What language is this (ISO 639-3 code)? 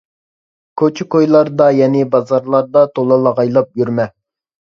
uig